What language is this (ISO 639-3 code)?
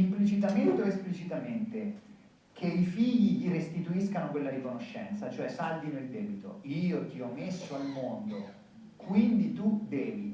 ita